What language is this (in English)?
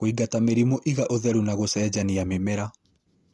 Kikuyu